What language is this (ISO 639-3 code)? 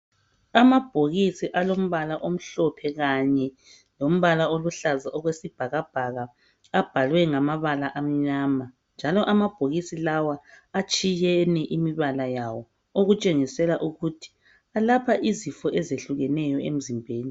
nde